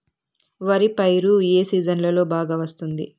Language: Telugu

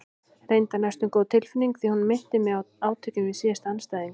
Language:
Icelandic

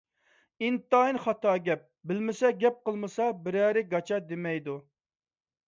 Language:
Uyghur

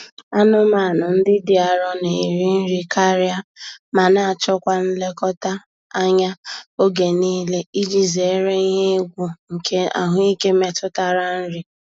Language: Igbo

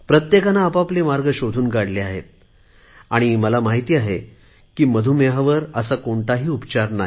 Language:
Marathi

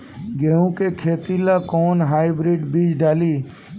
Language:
Bhojpuri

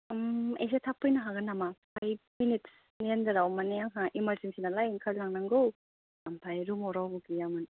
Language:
Bodo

